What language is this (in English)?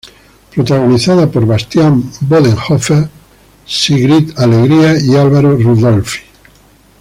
Spanish